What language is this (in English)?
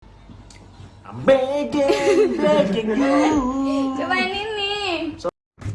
Indonesian